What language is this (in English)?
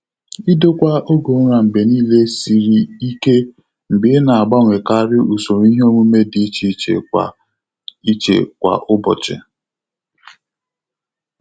Igbo